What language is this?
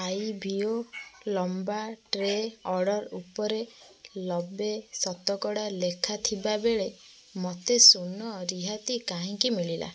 Odia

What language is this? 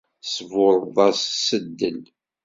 Kabyle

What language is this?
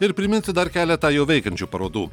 Lithuanian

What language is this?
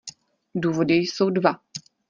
Czech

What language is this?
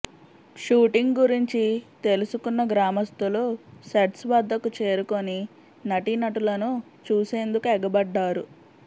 Telugu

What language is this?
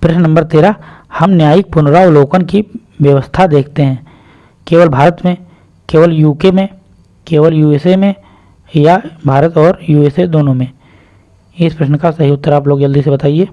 Hindi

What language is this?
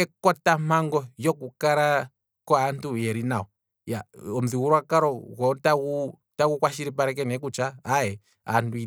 Kwambi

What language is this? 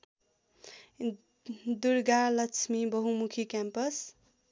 Nepali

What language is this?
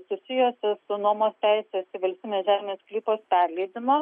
Lithuanian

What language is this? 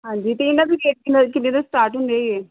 Punjabi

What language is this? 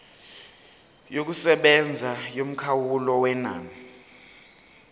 Zulu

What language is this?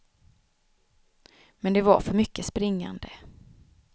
Swedish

